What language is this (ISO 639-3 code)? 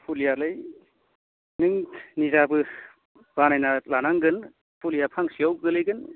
brx